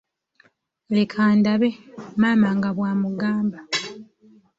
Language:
Ganda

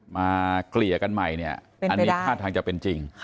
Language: Thai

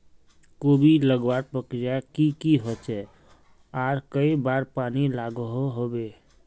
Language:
Magahi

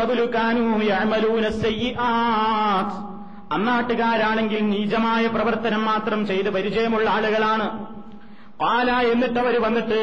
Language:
Malayalam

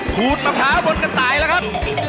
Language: Thai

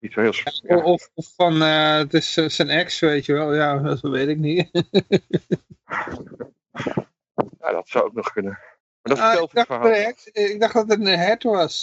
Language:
Dutch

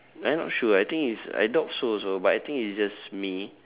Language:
English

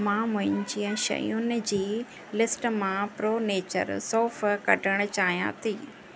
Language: Sindhi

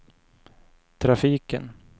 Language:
Swedish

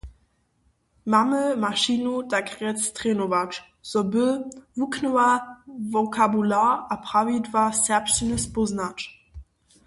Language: Upper Sorbian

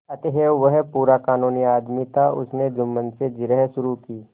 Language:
Hindi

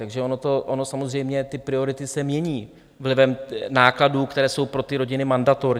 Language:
Czech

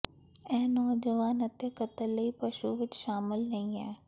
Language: Punjabi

